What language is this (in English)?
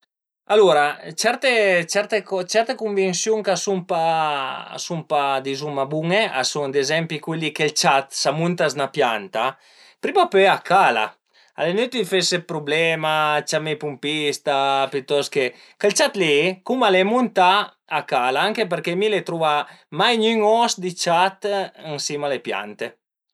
Piedmontese